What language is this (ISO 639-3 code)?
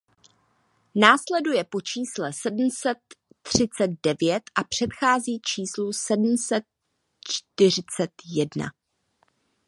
ces